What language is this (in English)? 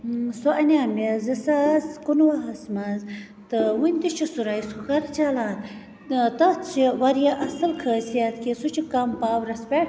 Kashmiri